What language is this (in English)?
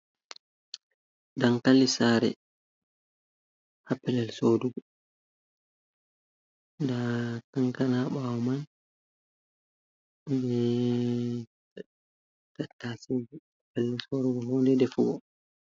Fula